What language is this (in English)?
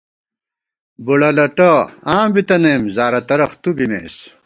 Gawar-Bati